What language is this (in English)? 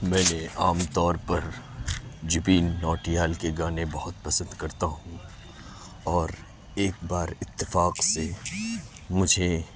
Urdu